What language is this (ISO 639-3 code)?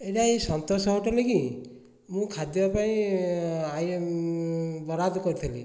ori